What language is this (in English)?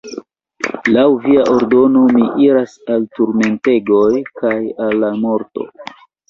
Esperanto